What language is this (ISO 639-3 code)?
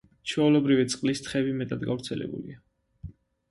kat